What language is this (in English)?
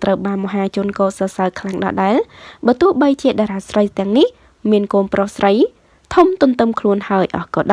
Vietnamese